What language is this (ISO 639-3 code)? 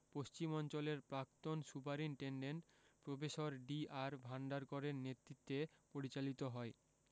ben